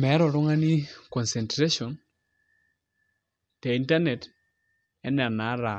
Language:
Masai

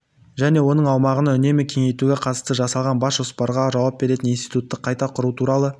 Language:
Kazakh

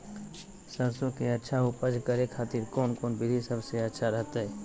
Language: Magahi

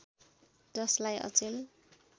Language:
Nepali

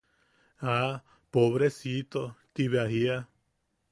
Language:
Yaqui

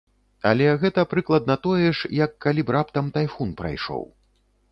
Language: Belarusian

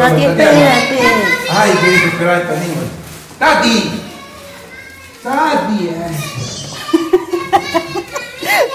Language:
Spanish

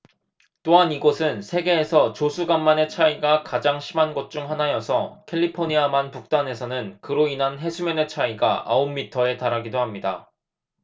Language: Korean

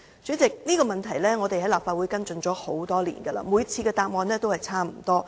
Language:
Cantonese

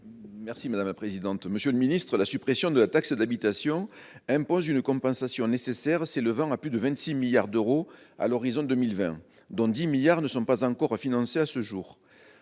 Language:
French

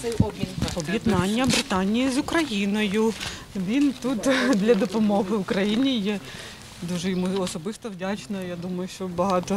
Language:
Ukrainian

